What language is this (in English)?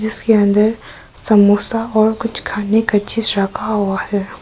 Hindi